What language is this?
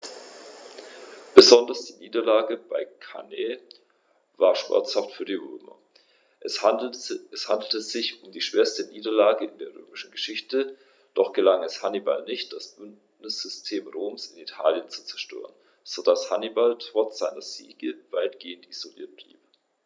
German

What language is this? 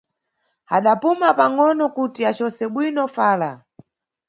Nyungwe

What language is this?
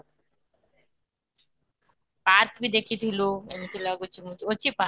Odia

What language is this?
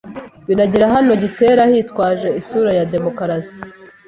Kinyarwanda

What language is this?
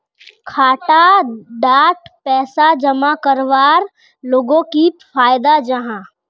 Magahi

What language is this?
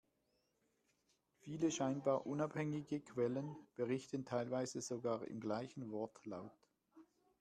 German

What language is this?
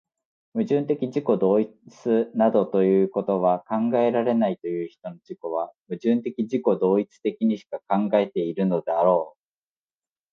Japanese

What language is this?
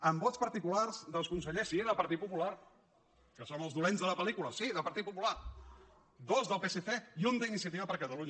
Catalan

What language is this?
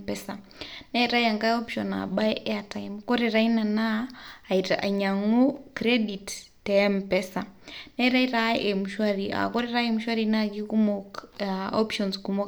Masai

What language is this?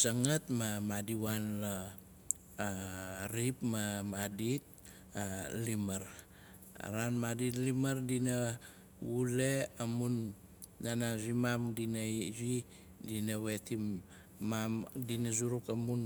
Nalik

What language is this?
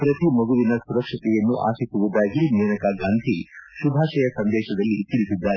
Kannada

